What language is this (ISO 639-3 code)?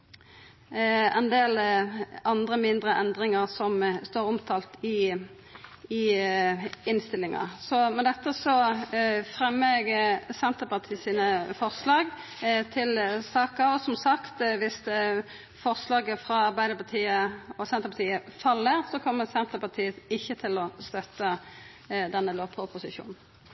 nno